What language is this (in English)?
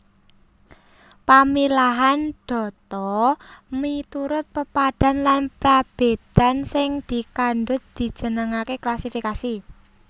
Javanese